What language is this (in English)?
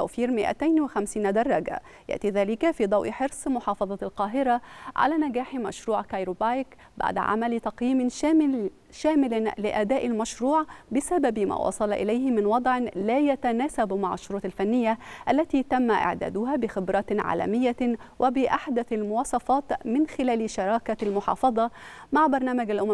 Arabic